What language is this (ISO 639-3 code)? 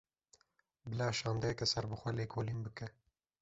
kur